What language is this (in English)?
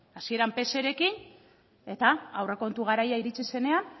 Basque